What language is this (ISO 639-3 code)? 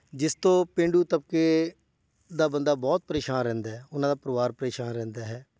pan